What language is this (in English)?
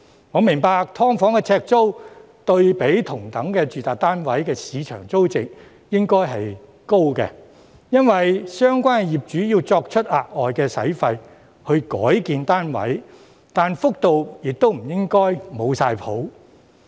Cantonese